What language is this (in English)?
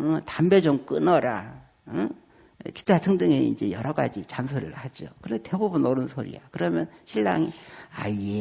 Korean